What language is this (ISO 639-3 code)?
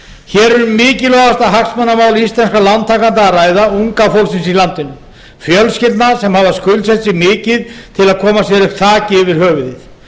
isl